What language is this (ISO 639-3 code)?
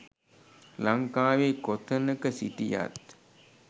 sin